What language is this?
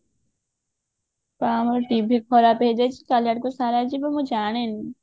Odia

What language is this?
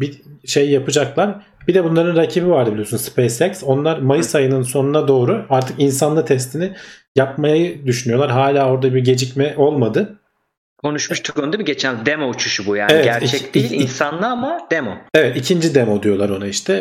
Turkish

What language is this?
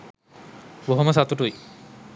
Sinhala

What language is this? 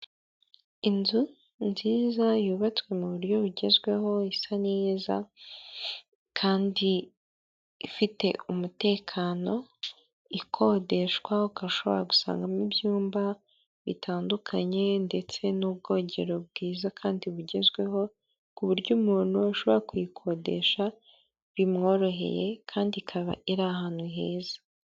Kinyarwanda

